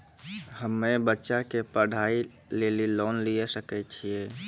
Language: Maithili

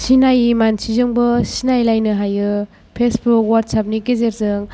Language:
Bodo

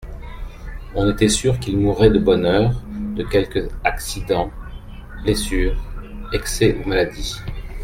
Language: French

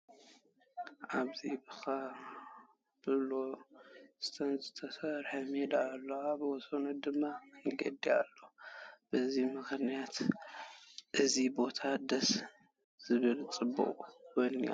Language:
Tigrinya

